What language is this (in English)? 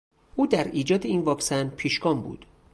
Persian